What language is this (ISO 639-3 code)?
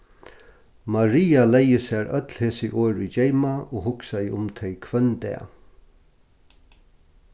fao